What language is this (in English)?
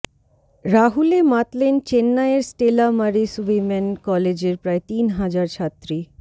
Bangla